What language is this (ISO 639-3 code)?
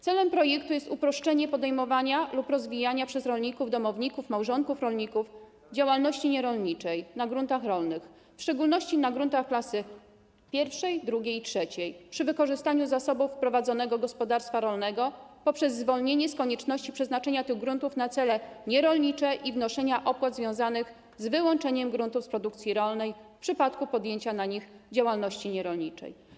pol